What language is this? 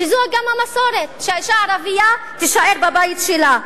Hebrew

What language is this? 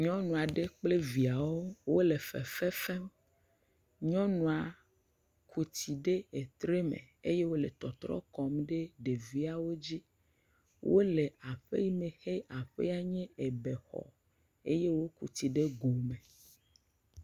Ewe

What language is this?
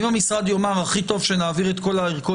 Hebrew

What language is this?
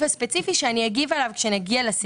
Hebrew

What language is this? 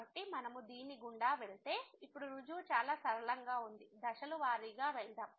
Telugu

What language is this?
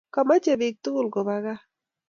Kalenjin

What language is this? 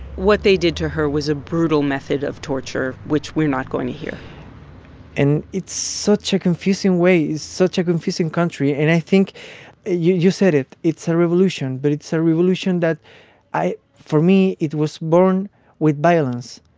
English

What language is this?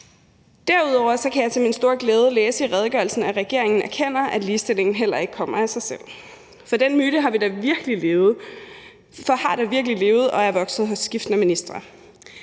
Danish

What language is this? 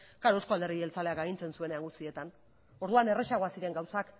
Basque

